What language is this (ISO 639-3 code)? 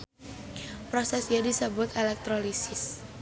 sun